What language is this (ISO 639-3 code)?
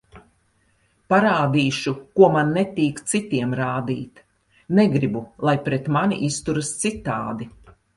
lav